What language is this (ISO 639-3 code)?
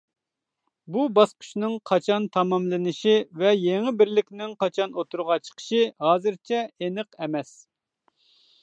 uig